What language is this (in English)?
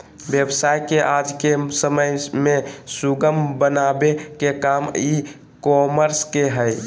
Magahi